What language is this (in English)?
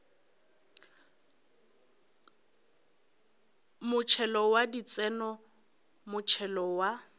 Northern Sotho